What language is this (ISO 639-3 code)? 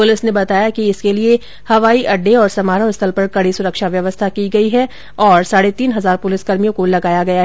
hin